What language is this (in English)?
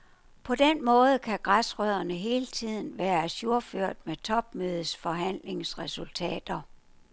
Danish